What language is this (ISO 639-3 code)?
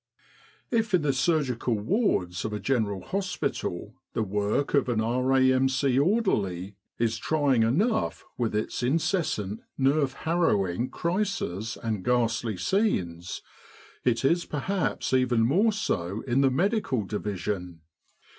eng